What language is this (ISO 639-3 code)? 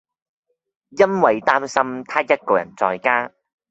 yue